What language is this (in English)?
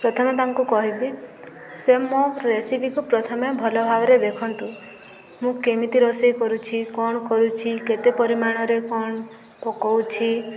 Odia